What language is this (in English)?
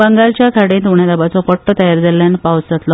Konkani